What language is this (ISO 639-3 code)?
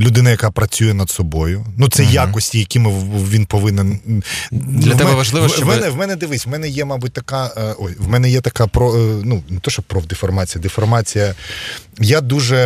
ukr